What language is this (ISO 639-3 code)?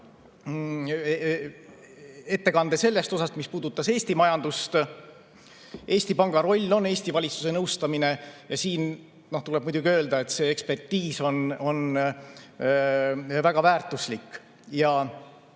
est